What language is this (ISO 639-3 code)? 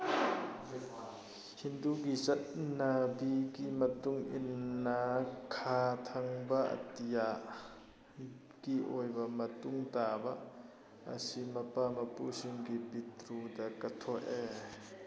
mni